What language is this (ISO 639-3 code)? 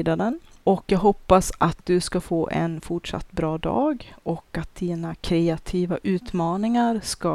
swe